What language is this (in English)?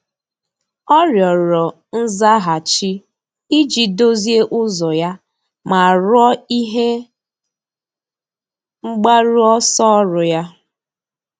Igbo